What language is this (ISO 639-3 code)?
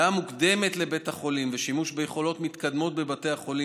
heb